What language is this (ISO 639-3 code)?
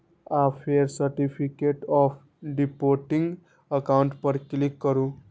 mai